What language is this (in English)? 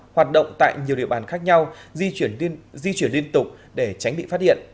Vietnamese